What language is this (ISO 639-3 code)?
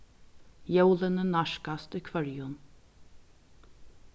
fao